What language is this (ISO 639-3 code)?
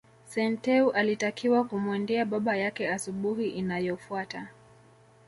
swa